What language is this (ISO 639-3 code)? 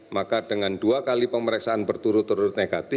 ind